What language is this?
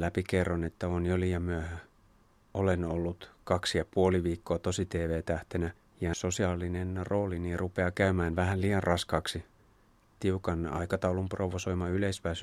Finnish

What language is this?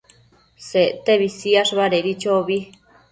Matsés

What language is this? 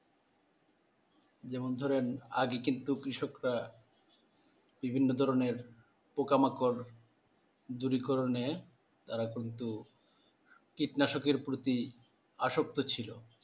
Bangla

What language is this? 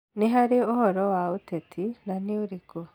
Kikuyu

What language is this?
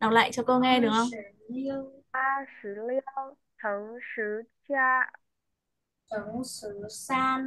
Vietnamese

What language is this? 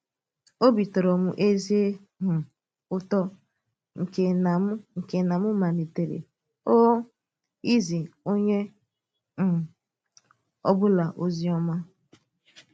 Igbo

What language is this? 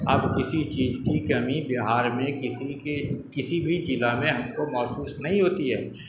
Urdu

